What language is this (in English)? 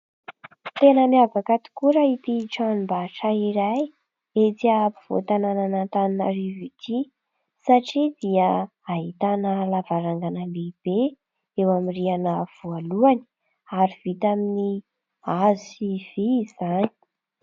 Malagasy